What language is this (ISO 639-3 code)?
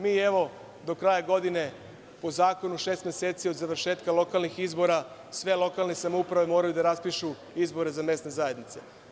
srp